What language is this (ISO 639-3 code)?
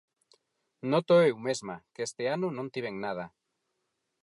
glg